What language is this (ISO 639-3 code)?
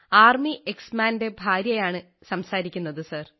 mal